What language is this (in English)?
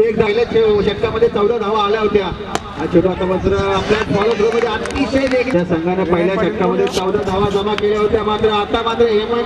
Russian